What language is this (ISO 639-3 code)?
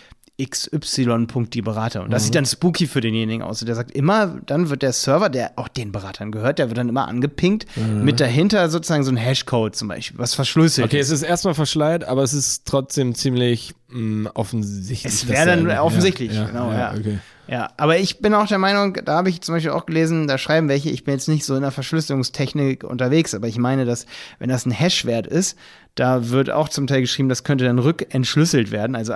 deu